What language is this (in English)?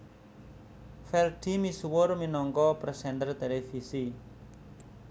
Javanese